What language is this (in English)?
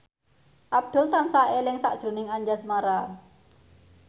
Javanese